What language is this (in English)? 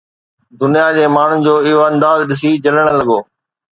Sindhi